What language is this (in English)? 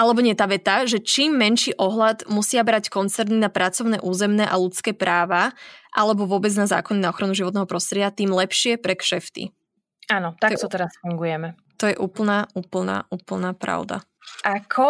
Slovak